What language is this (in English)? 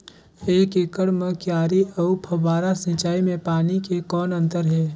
Chhattisgarhi